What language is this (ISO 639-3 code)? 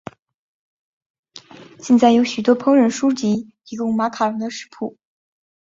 zho